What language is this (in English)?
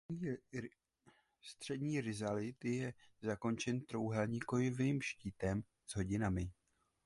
Czech